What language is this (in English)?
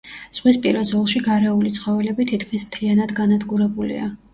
Georgian